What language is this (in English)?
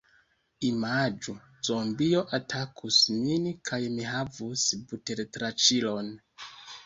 Esperanto